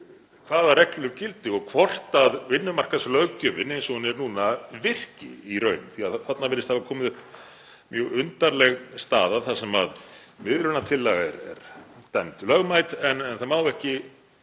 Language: Icelandic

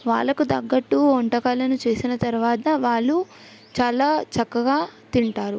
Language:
Telugu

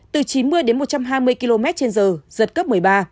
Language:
Vietnamese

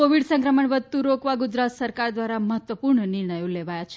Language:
Gujarati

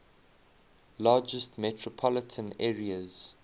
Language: English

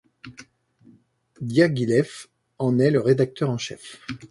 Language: French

